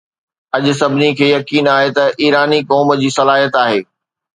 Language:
Sindhi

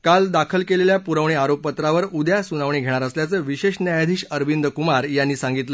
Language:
Marathi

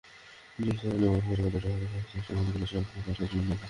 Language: Bangla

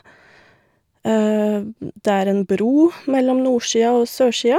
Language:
Norwegian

